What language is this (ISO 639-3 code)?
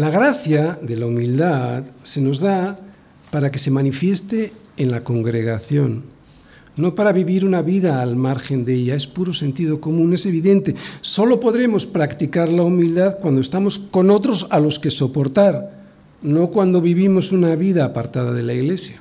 spa